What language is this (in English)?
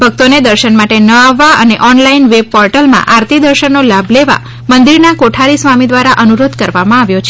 Gujarati